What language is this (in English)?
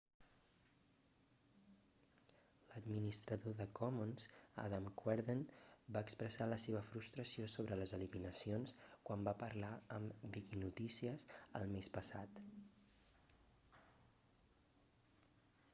Catalan